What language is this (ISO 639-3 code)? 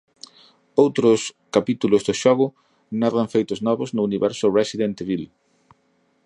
glg